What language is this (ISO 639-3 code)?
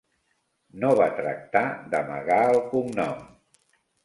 cat